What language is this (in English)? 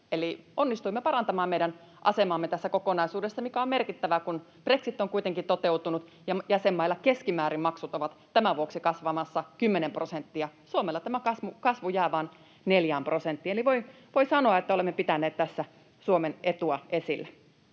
Finnish